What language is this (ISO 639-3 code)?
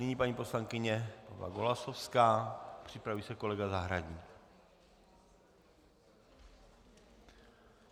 ces